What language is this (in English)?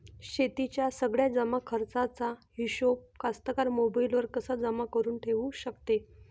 Marathi